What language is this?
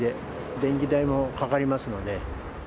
Japanese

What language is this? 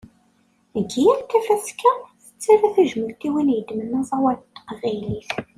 Kabyle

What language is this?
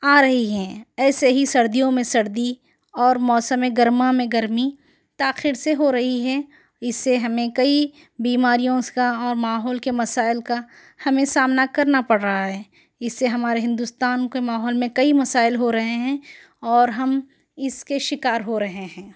Urdu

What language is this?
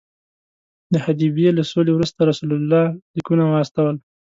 Pashto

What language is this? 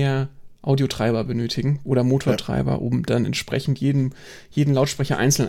German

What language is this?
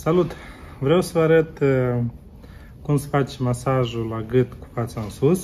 Romanian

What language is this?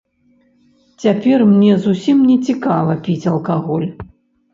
Belarusian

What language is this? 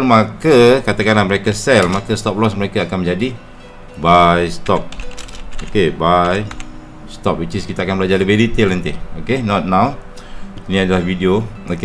Malay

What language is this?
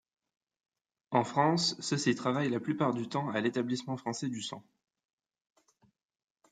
French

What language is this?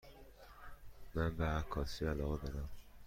Persian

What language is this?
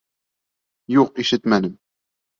Bashkir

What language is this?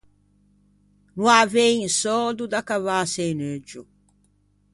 Ligurian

